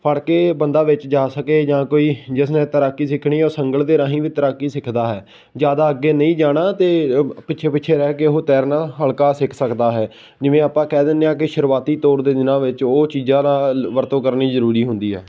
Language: Punjabi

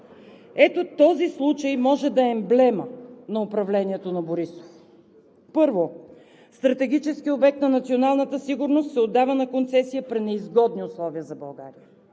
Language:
Bulgarian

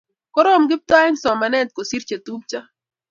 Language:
Kalenjin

